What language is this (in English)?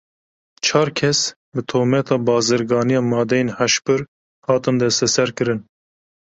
Kurdish